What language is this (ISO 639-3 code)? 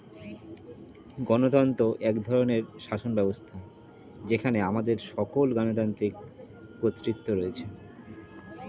ben